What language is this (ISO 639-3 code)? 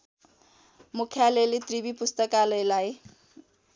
nep